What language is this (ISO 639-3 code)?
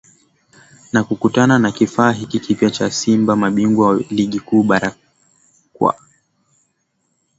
swa